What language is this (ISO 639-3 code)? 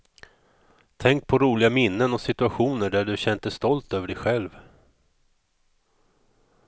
swe